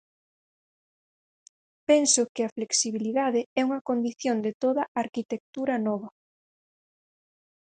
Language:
Galician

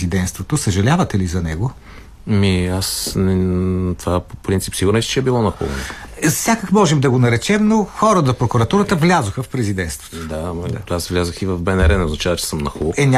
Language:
Bulgarian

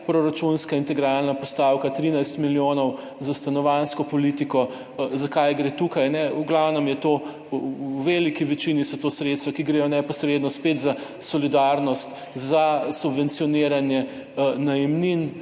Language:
Slovenian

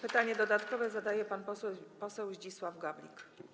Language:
Polish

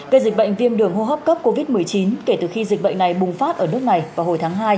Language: Vietnamese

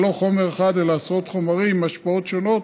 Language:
Hebrew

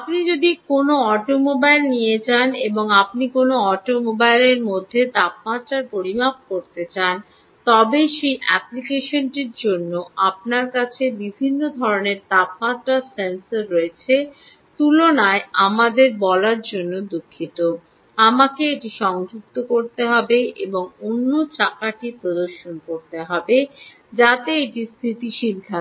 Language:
Bangla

